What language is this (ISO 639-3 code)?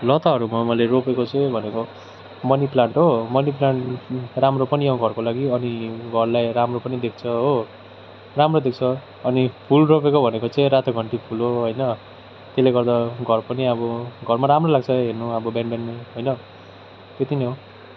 nep